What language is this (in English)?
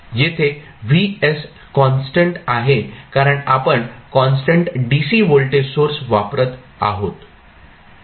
Marathi